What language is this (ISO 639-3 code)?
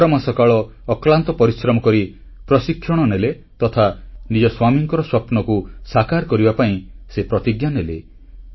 ori